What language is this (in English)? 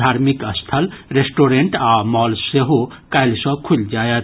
Maithili